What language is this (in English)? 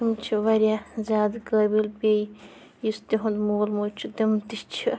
Kashmiri